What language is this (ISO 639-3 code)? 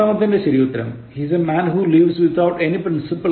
mal